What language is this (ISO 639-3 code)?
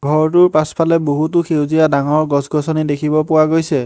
asm